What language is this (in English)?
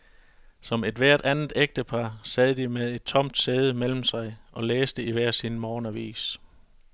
Danish